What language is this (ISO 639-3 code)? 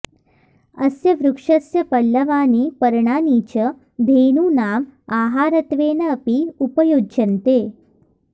san